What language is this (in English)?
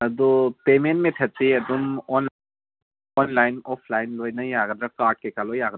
Manipuri